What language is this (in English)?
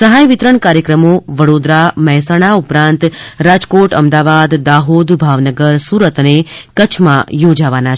Gujarati